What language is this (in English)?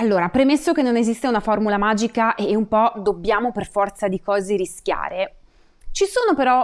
Italian